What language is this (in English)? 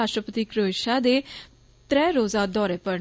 Dogri